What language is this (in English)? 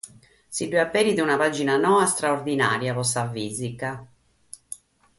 Sardinian